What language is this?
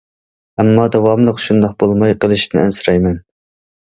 Uyghur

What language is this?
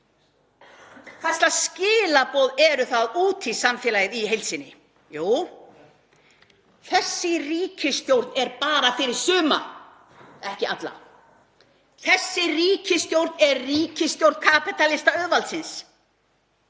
Icelandic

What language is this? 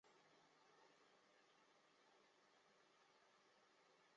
Chinese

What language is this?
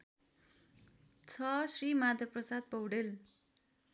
Nepali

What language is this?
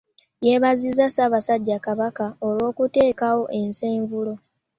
Ganda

